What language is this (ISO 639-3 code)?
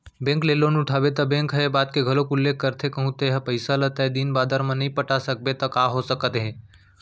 hne